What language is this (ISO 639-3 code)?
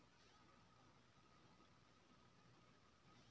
mai